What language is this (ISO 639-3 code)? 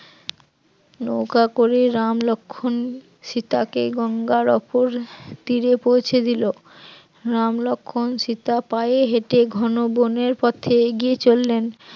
ben